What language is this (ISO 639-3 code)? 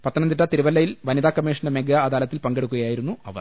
mal